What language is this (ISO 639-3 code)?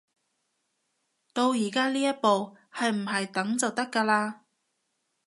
yue